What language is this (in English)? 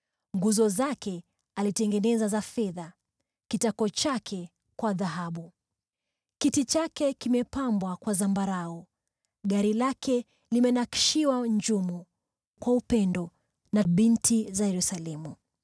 Swahili